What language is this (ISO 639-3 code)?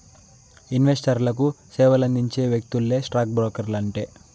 tel